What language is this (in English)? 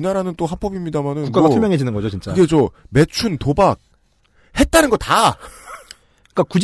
Korean